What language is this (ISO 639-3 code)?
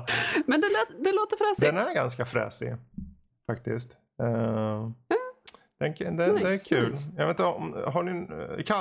swe